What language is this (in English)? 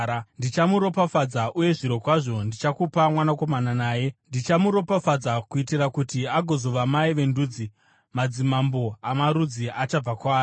Shona